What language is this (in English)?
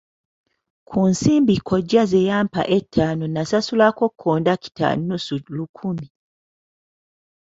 Ganda